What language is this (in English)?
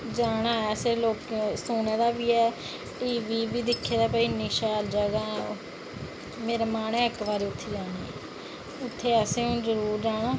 Dogri